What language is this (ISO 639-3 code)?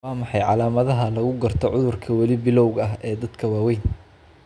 som